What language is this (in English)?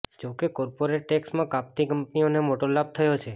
Gujarati